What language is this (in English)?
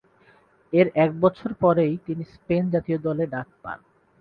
Bangla